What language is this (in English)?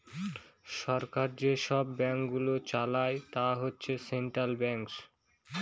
Bangla